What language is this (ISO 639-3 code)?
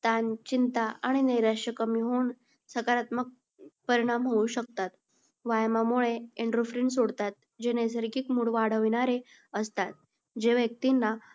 mar